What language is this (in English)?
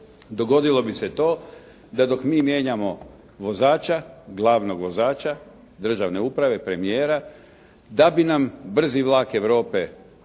Croatian